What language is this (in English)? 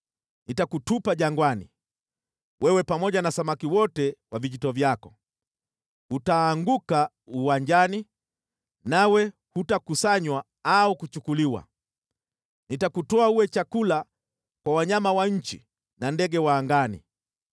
Swahili